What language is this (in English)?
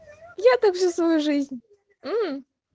Russian